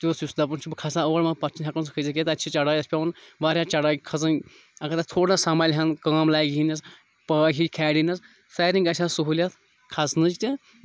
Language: Kashmiri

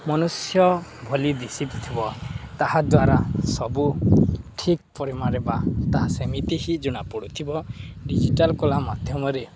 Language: Odia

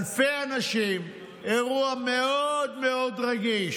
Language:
Hebrew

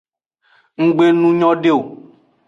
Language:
Aja (Benin)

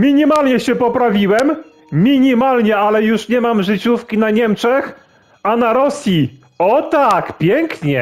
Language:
Polish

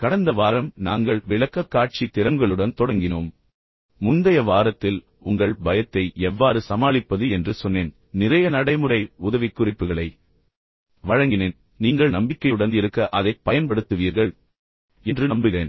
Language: Tamil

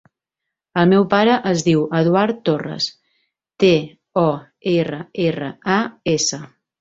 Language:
Catalan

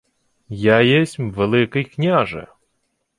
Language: Ukrainian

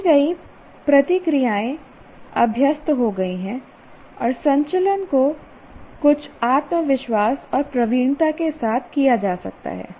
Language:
Hindi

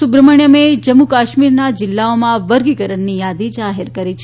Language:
Gujarati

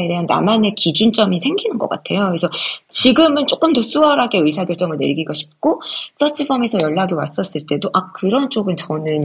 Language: Korean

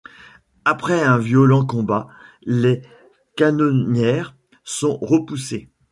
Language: French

